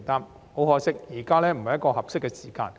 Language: Cantonese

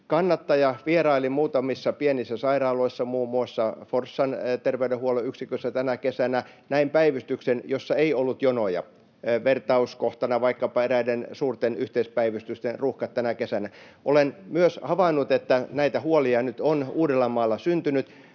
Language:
Finnish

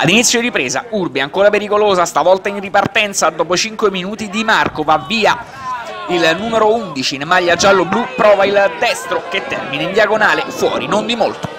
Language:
Italian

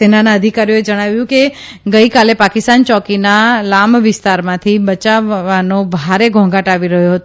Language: Gujarati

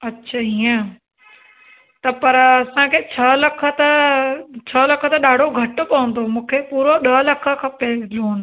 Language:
Sindhi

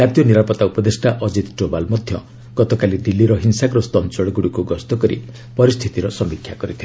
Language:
Odia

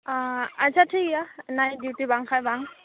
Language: Santali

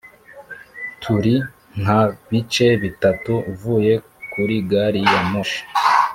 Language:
Kinyarwanda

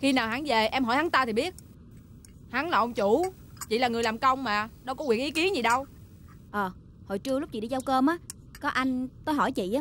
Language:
Vietnamese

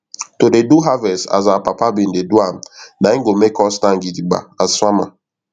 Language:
Nigerian Pidgin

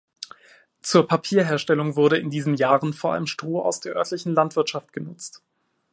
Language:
German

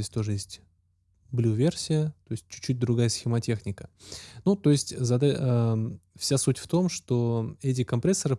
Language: Russian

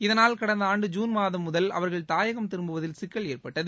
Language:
Tamil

